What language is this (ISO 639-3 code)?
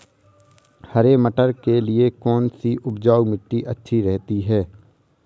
hin